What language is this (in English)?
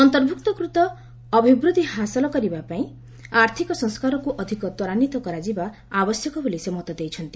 Odia